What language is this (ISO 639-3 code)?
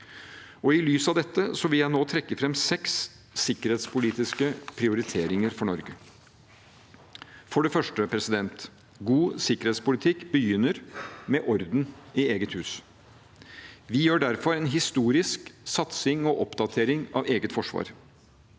nor